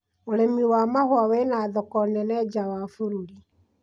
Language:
Kikuyu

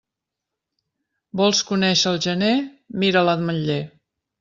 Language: Catalan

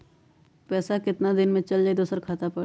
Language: Magahi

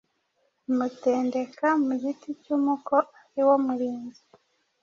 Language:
Kinyarwanda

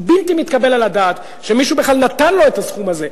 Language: Hebrew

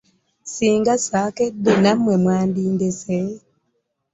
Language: Ganda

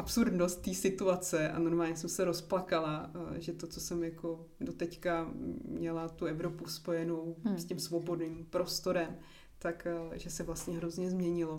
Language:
Czech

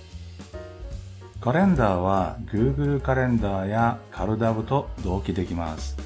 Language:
Japanese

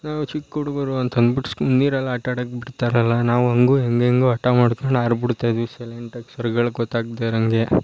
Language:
Kannada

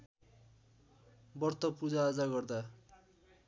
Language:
Nepali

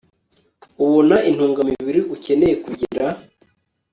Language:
Kinyarwanda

